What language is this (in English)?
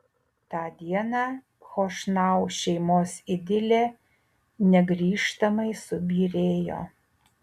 Lithuanian